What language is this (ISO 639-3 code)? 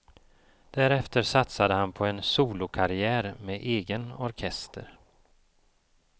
swe